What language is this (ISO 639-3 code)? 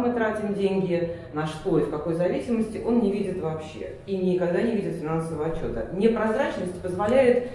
rus